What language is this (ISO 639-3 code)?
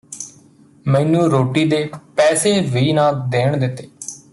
pan